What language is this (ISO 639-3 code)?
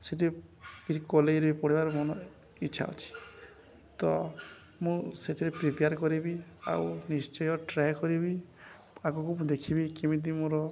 ori